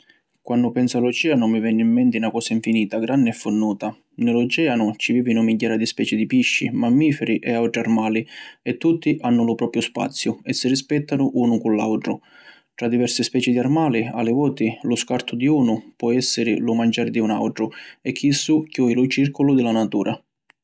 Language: Sicilian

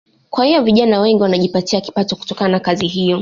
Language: Swahili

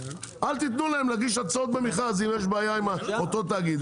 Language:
Hebrew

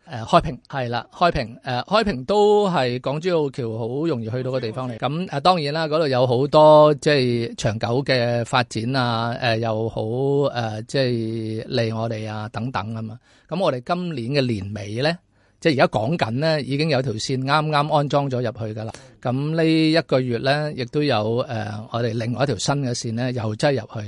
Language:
Chinese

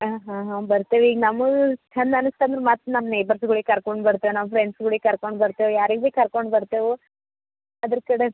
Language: Kannada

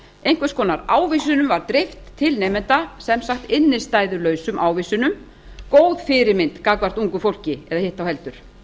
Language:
Icelandic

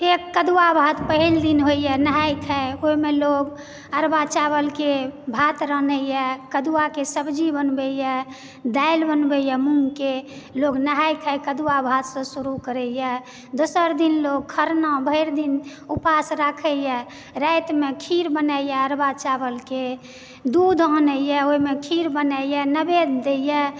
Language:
Maithili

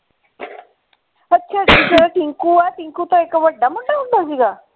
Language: Punjabi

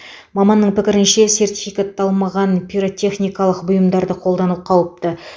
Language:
Kazakh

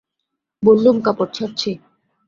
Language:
Bangla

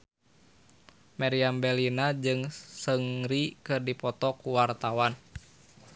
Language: Sundanese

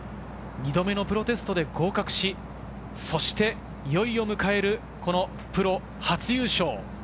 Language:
Japanese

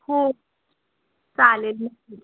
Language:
Marathi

